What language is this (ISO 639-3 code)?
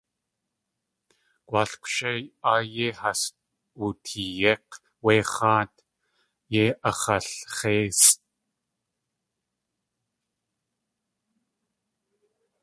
tli